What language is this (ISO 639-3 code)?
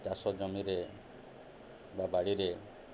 ori